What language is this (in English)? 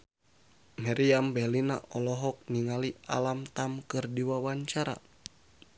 Sundanese